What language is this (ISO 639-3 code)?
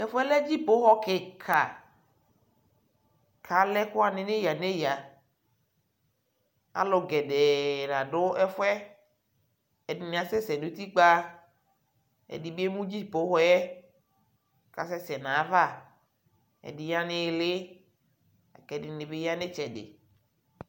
kpo